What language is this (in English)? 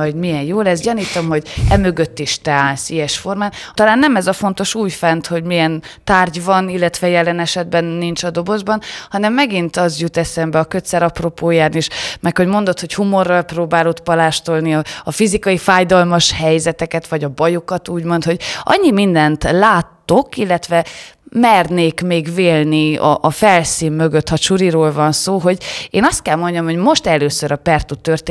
Hungarian